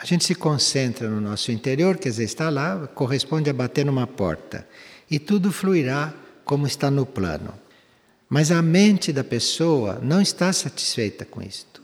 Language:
Portuguese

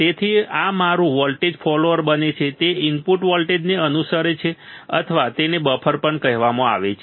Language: Gujarati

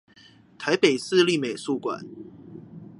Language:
Chinese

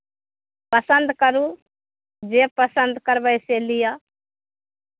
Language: Maithili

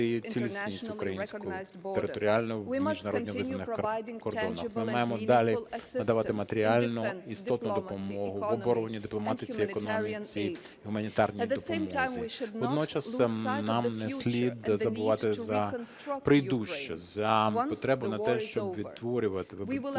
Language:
Ukrainian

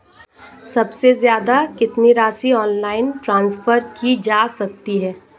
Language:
Hindi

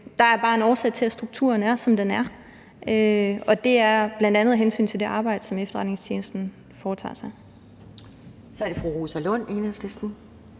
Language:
Danish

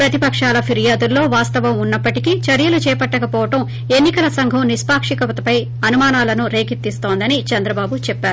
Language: Telugu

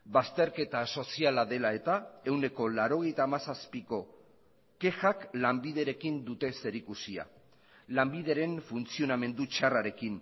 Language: Basque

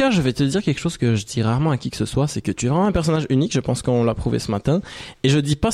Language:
French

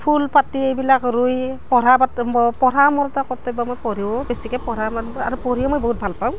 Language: Assamese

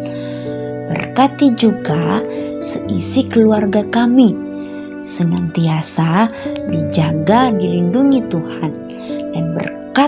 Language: Indonesian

